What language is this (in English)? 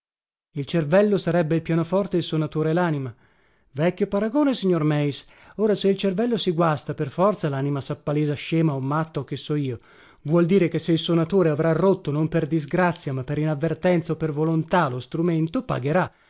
Italian